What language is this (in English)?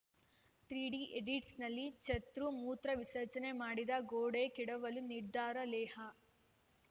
Kannada